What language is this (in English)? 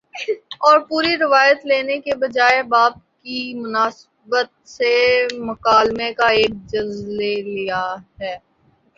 Urdu